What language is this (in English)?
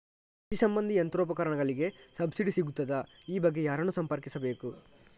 Kannada